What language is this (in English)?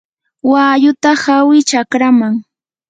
Yanahuanca Pasco Quechua